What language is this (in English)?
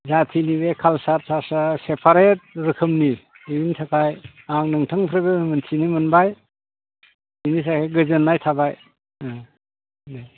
Bodo